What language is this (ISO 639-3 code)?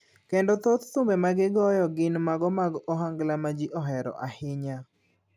luo